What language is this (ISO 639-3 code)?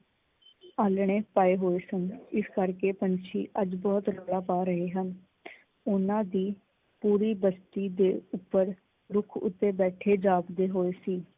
pan